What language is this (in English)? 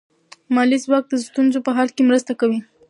Pashto